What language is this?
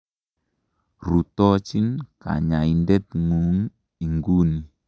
Kalenjin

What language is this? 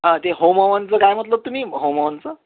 Marathi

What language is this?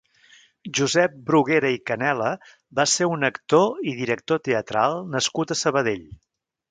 Catalan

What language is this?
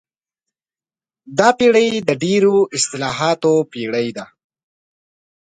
Pashto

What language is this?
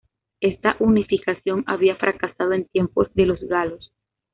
Spanish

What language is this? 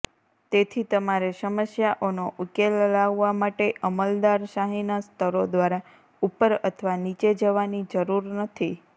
Gujarati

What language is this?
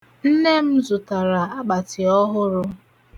Igbo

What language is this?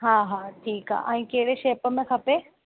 Sindhi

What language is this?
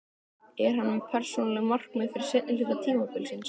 Icelandic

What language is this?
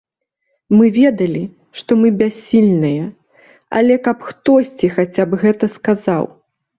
Belarusian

